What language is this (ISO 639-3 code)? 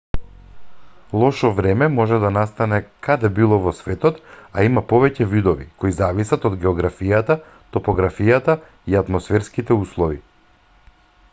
mkd